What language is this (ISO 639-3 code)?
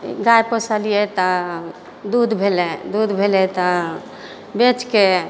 mai